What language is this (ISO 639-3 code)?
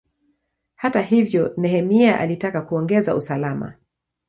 swa